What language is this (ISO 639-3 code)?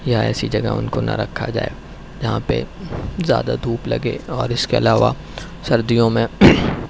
urd